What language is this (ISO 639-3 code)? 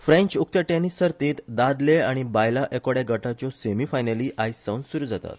kok